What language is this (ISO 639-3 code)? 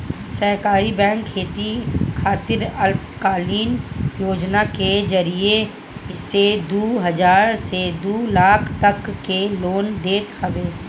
bho